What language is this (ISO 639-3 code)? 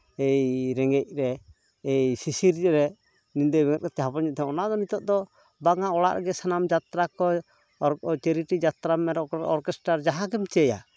sat